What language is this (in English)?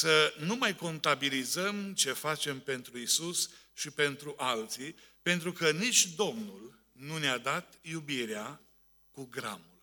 Romanian